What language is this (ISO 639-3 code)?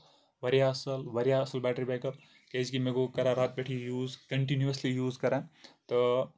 kas